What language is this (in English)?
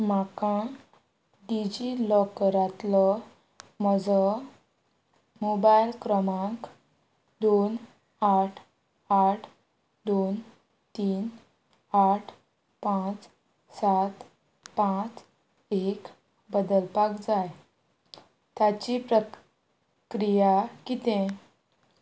Konkani